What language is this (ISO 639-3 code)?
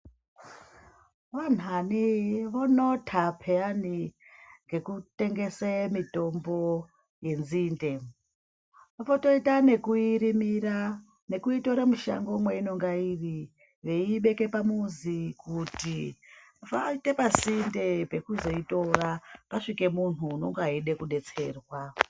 ndc